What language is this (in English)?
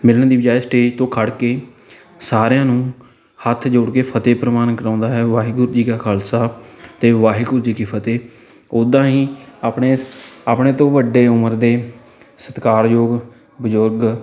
Punjabi